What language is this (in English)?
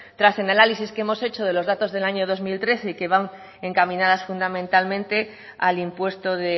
Spanish